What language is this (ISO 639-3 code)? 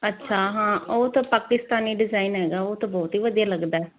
pan